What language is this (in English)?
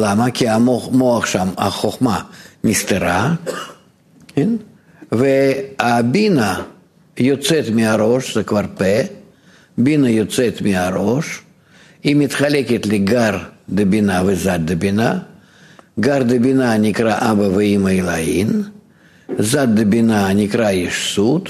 Hebrew